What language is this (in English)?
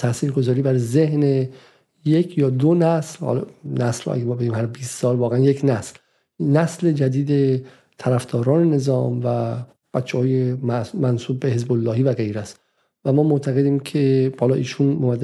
Persian